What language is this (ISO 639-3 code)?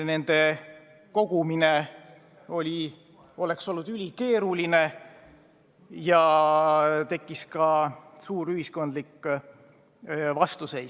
est